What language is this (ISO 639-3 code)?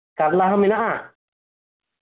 sat